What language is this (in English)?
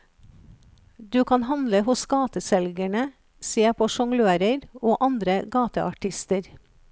Norwegian